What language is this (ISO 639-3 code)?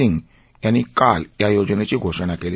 mar